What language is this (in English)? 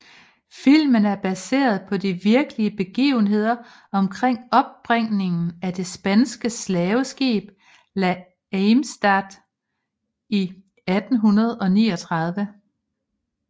Danish